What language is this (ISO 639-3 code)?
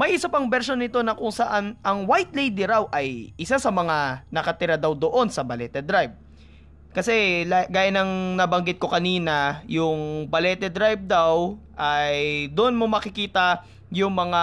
fil